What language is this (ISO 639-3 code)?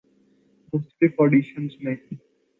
urd